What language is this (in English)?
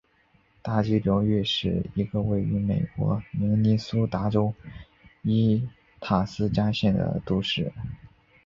Chinese